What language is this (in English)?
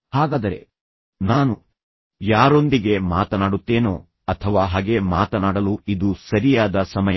Kannada